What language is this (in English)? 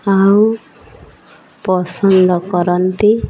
Odia